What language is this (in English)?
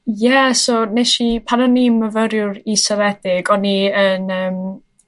Welsh